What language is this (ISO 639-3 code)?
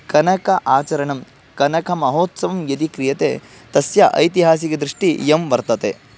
san